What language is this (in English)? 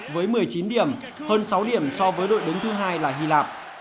Vietnamese